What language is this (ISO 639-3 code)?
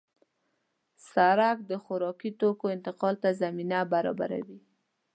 pus